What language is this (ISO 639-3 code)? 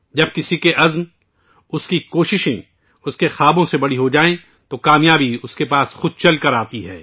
urd